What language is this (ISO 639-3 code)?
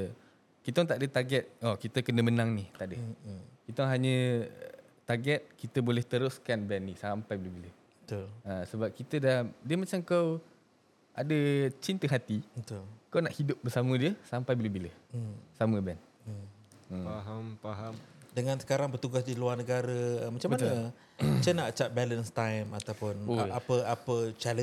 msa